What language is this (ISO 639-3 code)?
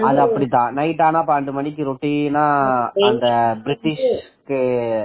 tam